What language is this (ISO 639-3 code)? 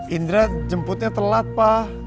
ind